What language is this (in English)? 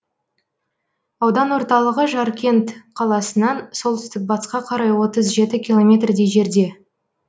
Kazakh